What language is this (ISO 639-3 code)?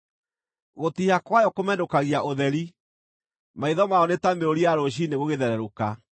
kik